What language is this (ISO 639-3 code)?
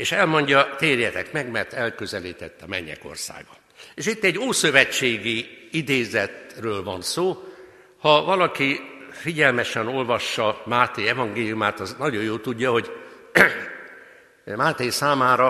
hun